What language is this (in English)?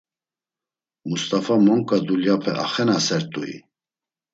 Laz